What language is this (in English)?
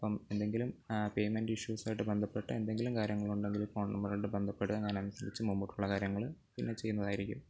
Malayalam